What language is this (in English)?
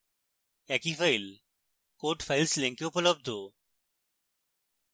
Bangla